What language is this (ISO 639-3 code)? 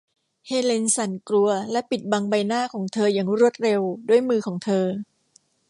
tha